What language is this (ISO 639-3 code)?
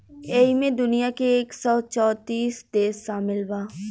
bho